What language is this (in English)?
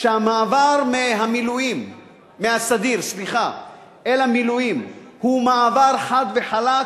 Hebrew